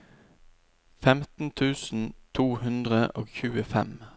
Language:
Norwegian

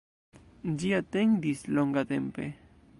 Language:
Esperanto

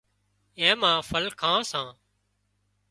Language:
Wadiyara Koli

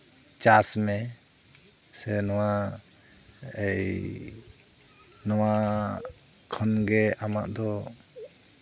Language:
Santali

